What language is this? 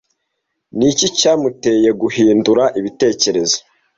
Kinyarwanda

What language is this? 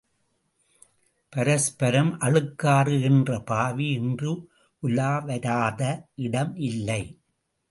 Tamil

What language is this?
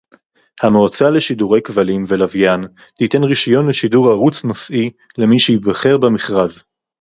Hebrew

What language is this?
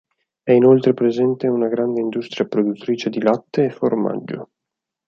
Italian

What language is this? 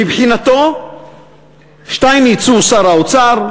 Hebrew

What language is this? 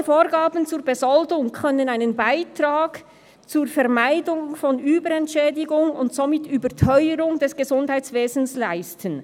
Swiss German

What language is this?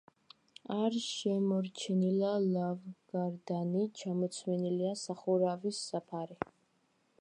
Georgian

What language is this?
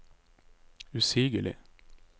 Norwegian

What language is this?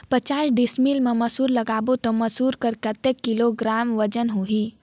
Chhattisgarhi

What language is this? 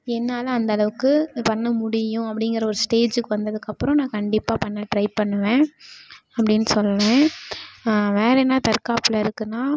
Tamil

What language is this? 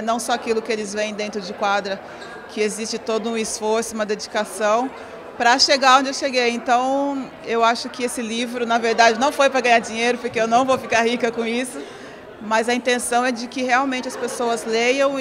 Portuguese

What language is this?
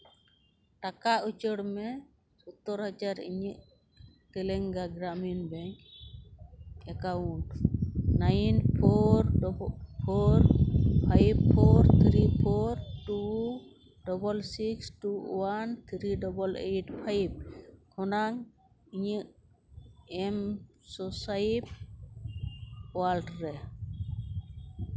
Santali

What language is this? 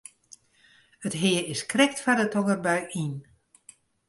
Western Frisian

